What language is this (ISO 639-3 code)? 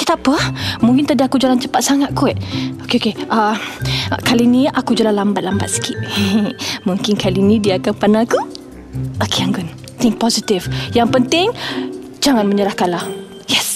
msa